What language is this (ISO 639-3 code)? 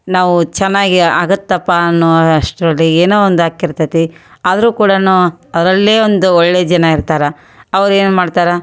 kan